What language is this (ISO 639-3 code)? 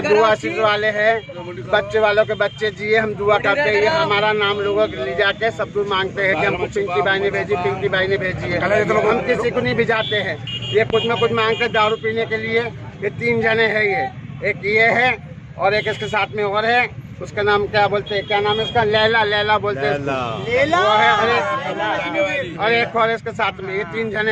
hin